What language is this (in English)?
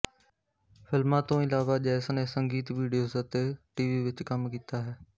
Punjabi